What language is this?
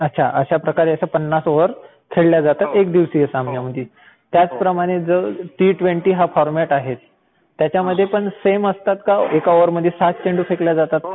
Marathi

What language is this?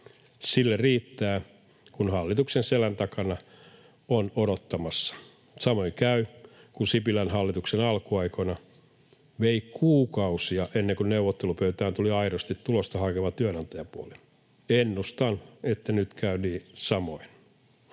Finnish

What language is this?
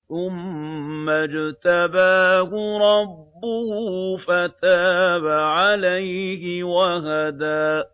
Arabic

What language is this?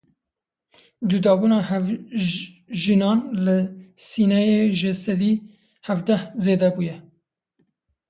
Kurdish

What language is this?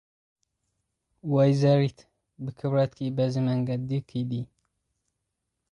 Tigrinya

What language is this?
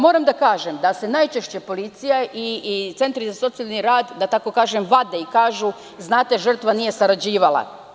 Serbian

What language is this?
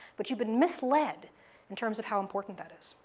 English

